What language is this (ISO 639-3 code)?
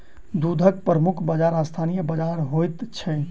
mai